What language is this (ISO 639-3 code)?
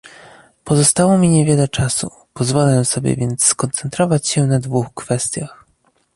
pol